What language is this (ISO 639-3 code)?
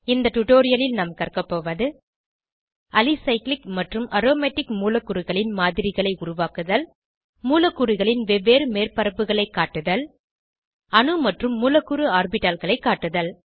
tam